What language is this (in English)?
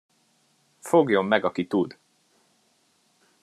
Hungarian